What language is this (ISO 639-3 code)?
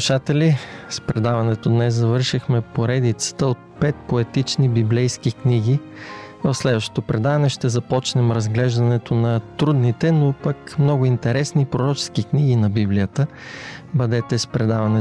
bul